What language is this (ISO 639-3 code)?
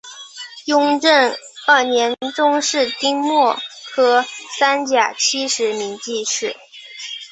zho